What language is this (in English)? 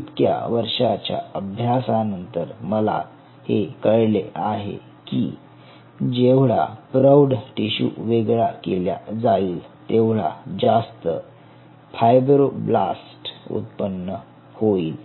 Marathi